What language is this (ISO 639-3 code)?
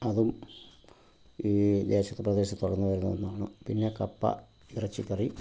mal